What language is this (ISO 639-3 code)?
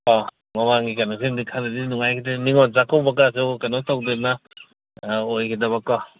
mni